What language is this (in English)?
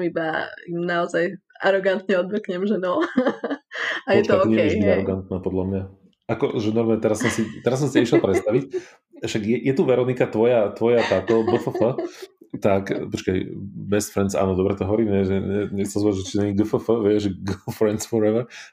Slovak